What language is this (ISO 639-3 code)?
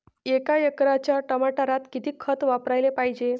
mar